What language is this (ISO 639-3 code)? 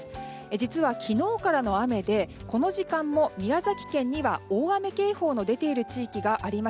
jpn